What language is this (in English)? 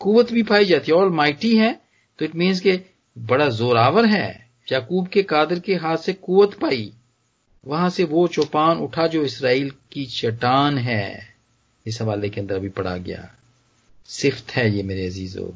Hindi